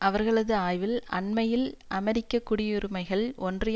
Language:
Tamil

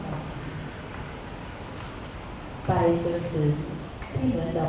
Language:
Thai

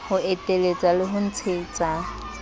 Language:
Southern Sotho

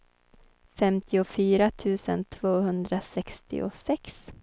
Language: Swedish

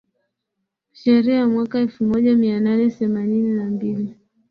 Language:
Swahili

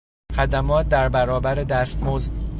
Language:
Persian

